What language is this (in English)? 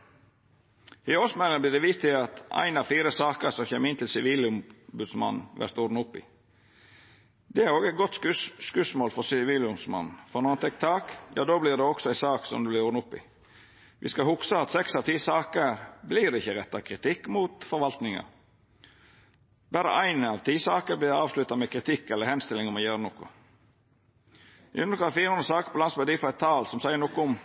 Norwegian Nynorsk